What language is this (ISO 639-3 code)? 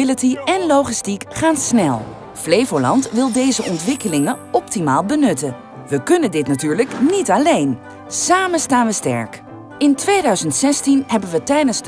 nld